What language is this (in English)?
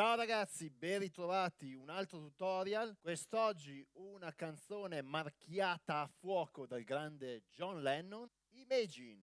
Italian